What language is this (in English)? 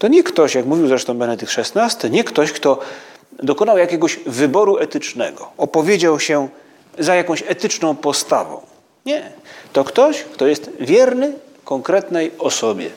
Polish